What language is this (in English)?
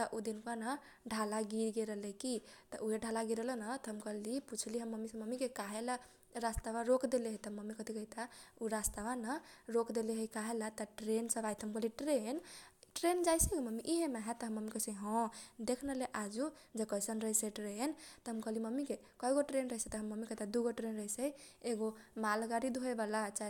Kochila Tharu